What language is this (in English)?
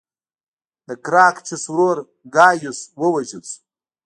Pashto